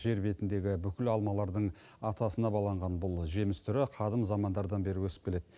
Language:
Kazakh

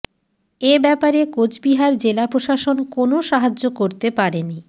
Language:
Bangla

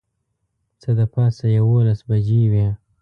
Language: Pashto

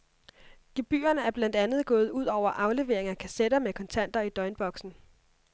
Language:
Danish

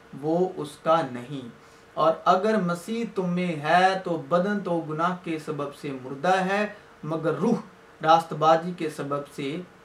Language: Urdu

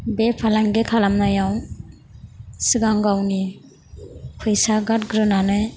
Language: Bodo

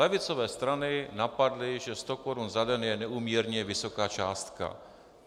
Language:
Czech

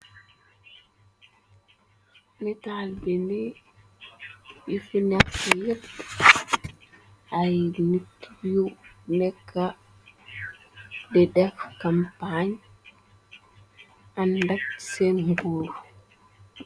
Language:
Wolof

